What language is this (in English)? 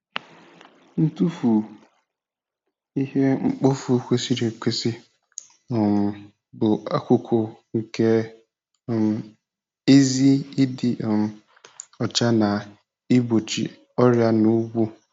Igbo